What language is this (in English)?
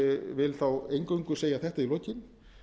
Icelandic